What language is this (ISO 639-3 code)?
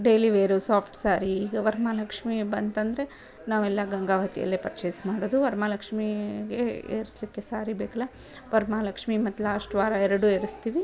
kan